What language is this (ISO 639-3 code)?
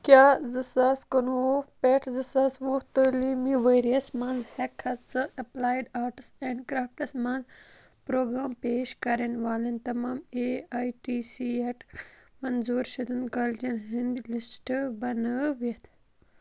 kas